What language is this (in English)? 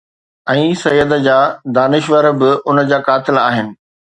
Sindhi